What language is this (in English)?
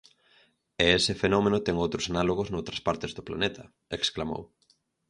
Galician